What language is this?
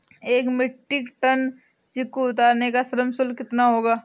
Hindi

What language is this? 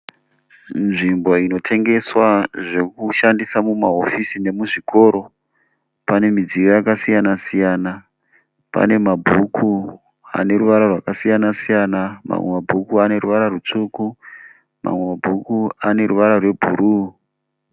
Shona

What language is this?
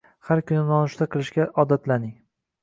Uzbek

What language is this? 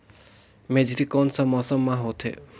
Chhattisgarhi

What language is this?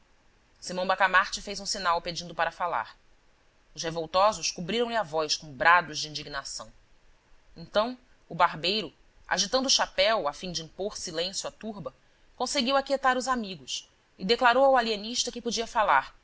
Portuguese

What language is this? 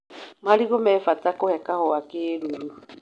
Kikuyu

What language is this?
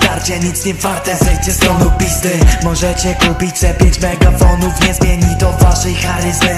Polish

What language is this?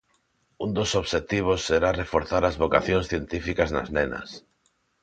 Galician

